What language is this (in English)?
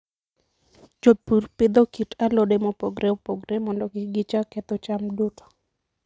Luo (Kenya and Tanzania)